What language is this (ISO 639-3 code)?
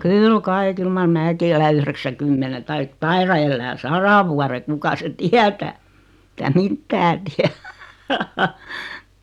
fin